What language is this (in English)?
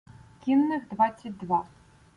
Ukrainian